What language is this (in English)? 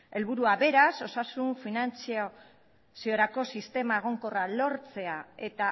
Basque